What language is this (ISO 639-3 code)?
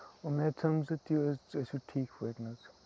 kas